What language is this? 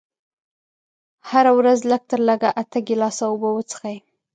Pashto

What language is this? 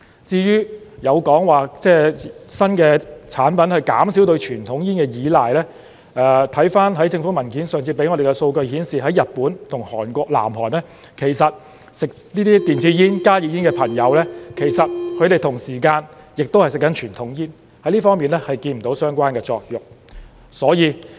Cantonese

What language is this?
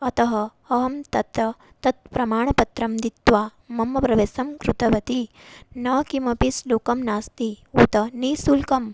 Sanskrit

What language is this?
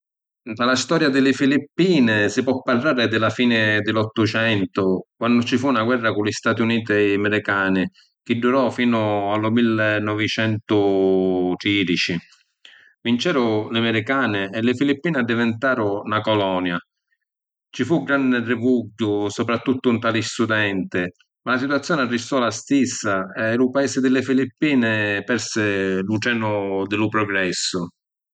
Sicilian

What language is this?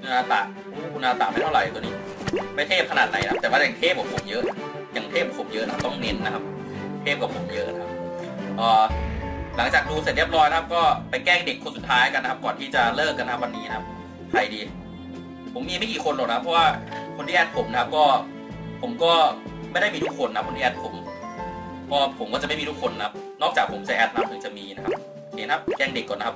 Thai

